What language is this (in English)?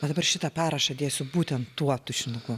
Lithuanian